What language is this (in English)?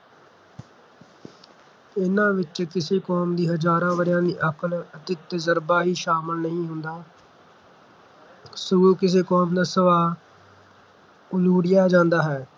Punjabi